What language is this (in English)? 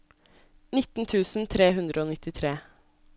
Norwegian